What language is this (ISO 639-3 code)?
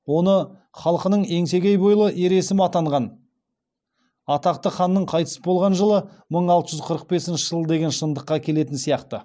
kaz